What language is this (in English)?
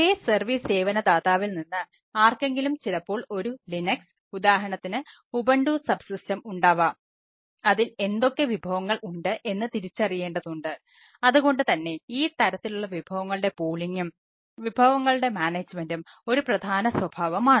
Malayalam